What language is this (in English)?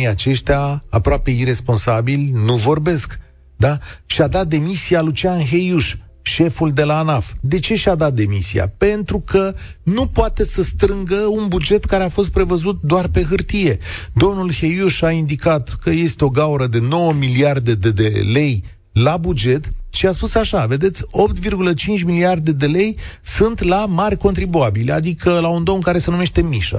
Romanian